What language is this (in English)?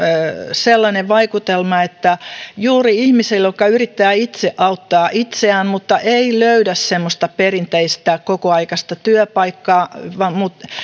Finnish